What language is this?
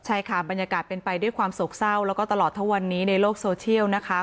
Thai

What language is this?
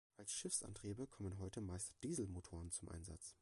German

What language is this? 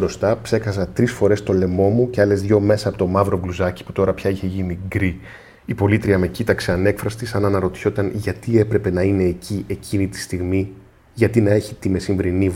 Greek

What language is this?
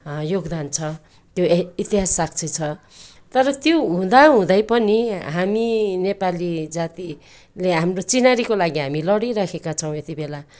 Nepali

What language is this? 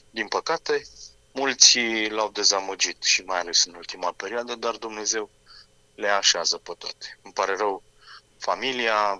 Romanian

